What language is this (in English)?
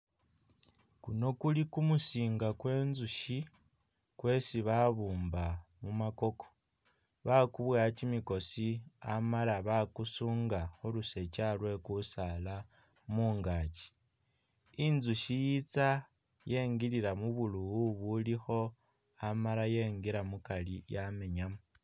Masaaba